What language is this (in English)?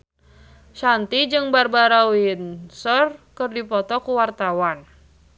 Sundanese